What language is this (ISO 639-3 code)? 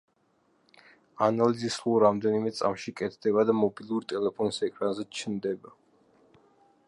kat